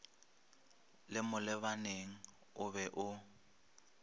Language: Northern Sotho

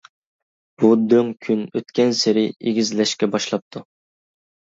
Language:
Uyghur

